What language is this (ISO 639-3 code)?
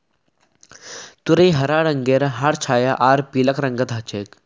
mag